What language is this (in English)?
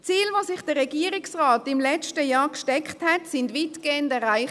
Swiss German